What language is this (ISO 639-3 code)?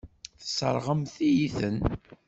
kab